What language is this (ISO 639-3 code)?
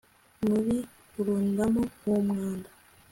kin